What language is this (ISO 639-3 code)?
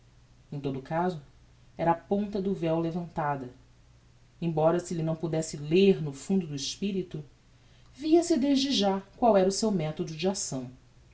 por